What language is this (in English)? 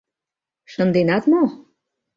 Mari